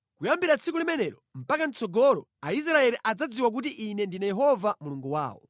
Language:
Nyanja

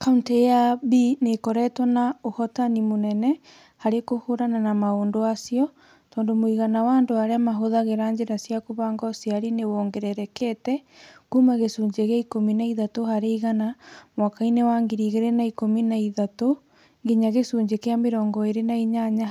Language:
Kikuyu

